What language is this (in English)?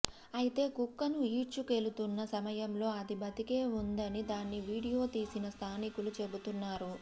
Telugu